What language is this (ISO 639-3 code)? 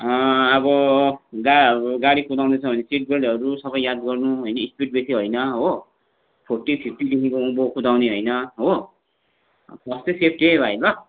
nep